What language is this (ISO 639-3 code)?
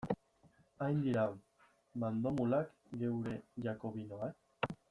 eus